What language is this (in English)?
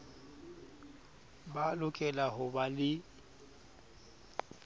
Southern Sotho